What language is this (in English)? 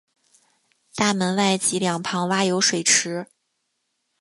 Chinese